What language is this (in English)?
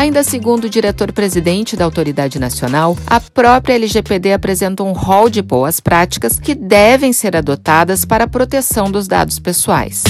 Portuguese